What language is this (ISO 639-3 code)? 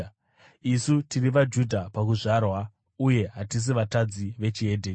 sna